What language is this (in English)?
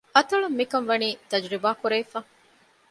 Divehi